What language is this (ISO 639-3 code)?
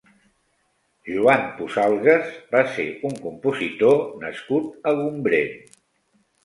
cat